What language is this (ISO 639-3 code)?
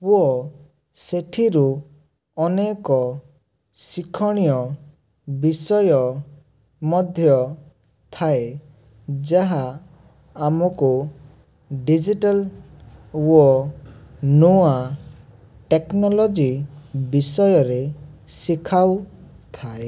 ori